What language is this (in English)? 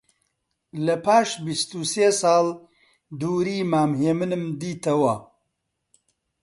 Central Kurdish